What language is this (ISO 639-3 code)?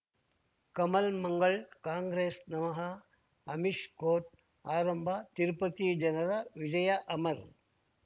kan